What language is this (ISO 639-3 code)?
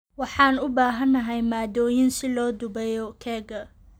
som